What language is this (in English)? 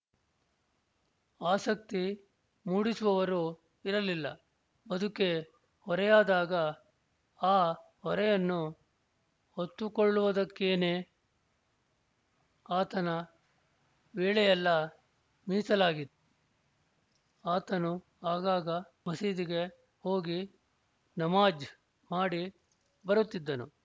Kannada